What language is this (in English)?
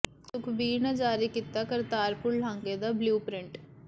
Punjabi